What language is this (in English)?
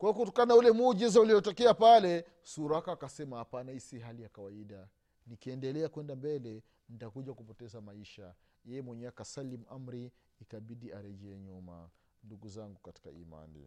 Swahili